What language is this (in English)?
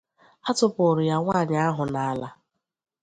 Igbo